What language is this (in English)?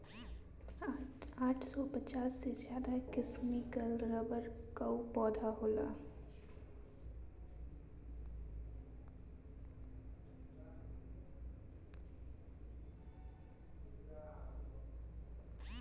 Bhojpuri